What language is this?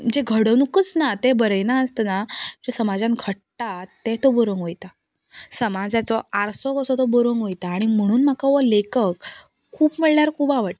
Konkani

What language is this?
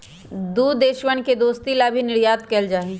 Magahi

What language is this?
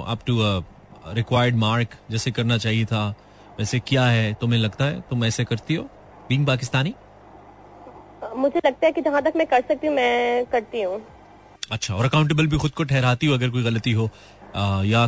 Hindi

